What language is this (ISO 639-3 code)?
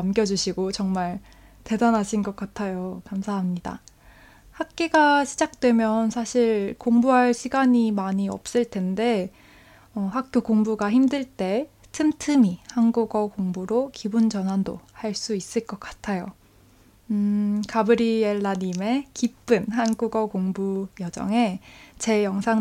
kor